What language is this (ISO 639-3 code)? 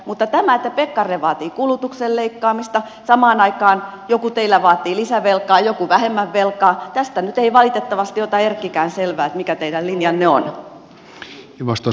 fin